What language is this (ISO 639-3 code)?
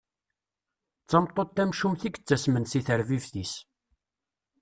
kab